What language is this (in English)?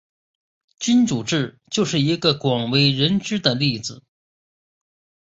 Chinese